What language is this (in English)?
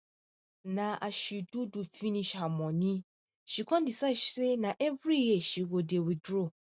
Nigerian Pidgin